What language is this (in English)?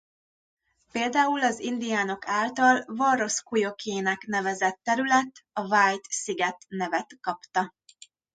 Hungarian